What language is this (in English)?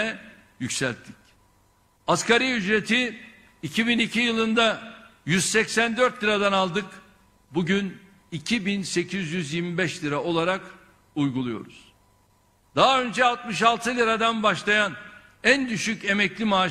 Turkish